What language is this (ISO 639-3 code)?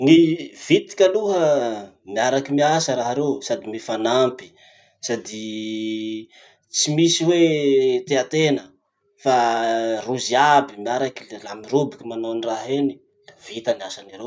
msh